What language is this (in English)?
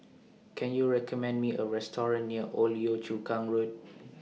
English